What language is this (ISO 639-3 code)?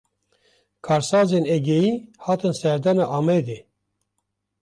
kur